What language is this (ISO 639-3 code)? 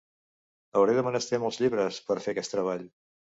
cat